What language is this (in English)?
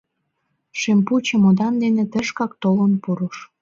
Mari